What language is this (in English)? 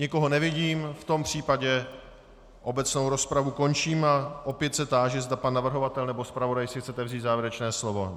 Czech